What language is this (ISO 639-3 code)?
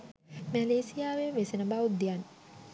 sin